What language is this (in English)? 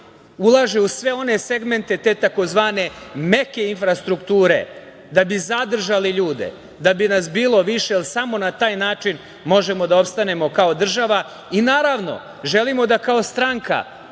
Serbian